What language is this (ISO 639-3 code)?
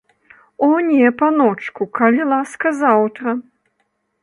bel